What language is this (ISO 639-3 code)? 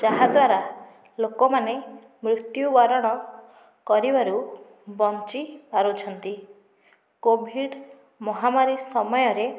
ori